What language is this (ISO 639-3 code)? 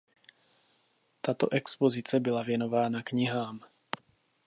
ces